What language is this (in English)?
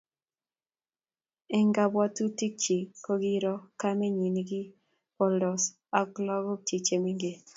Kalenjin